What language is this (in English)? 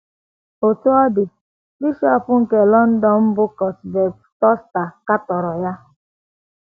Igbo